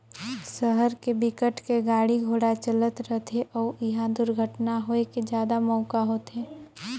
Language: Chhattisgarhi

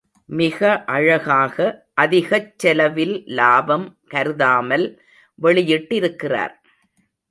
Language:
Tamil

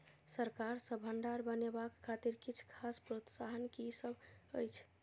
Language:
Maithili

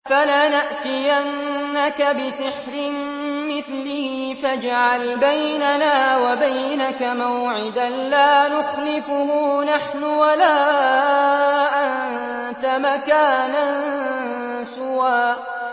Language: Arabic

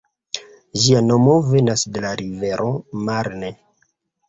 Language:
Esperanto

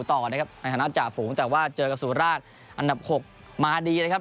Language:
Thai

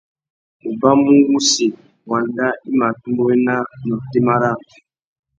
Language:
Tuki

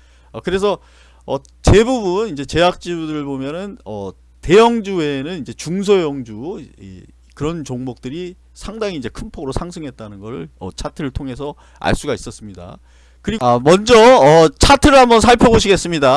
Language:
Korean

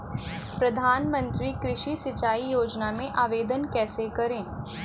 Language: Hindi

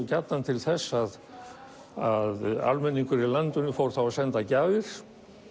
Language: Icelandic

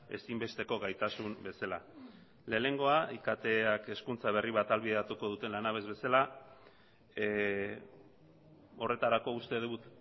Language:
Basque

